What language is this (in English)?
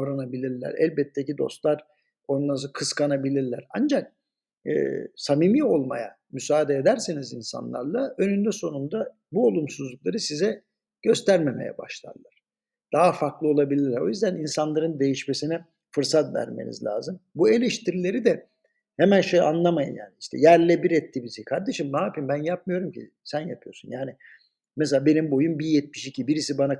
Turkish